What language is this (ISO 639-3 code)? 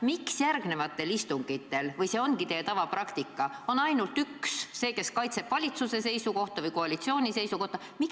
est